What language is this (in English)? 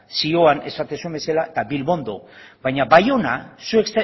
Basque